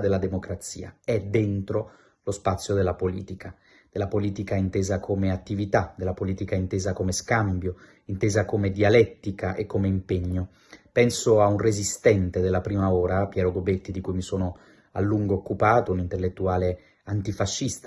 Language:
Italian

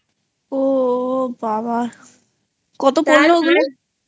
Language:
Bangla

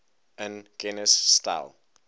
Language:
Afrikaans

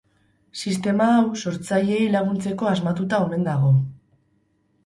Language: Basque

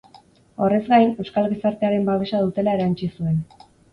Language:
Basque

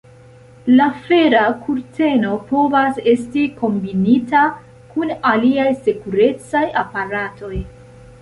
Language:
Esperanto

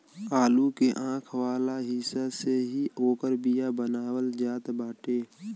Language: Bhojpuri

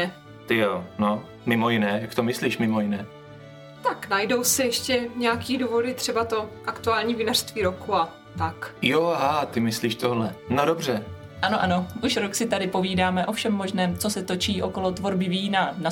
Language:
Czech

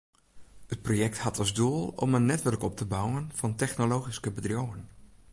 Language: Western Frisian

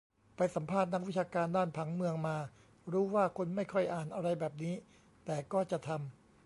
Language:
Thai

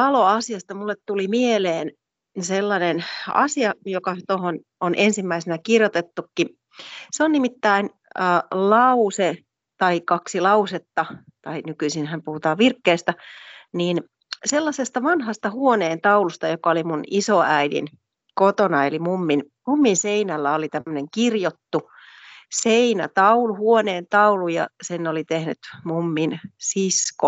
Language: Finnish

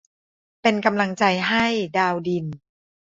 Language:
Thai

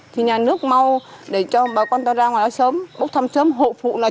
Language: Vietnamese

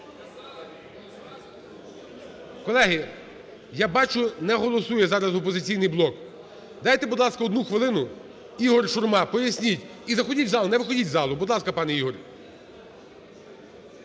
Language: Ukrainian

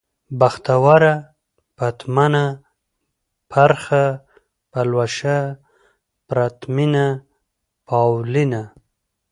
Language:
Pashto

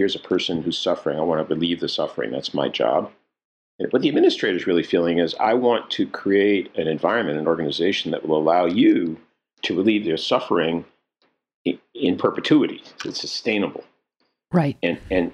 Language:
English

